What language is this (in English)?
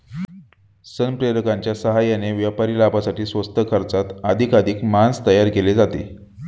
Marathi